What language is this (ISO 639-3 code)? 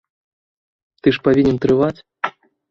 bel